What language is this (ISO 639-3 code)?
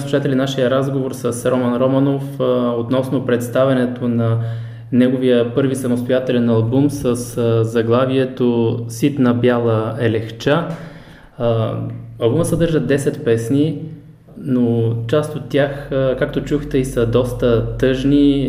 bul